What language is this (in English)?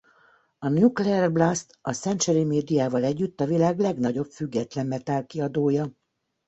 Hungarian